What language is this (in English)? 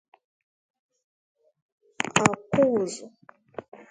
Igbo